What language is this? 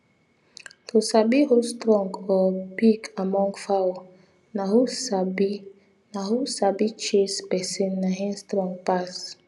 Nigerian Pidgin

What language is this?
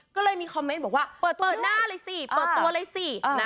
Thai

